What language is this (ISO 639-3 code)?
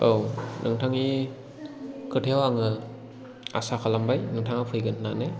brx